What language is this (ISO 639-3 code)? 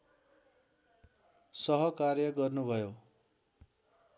nep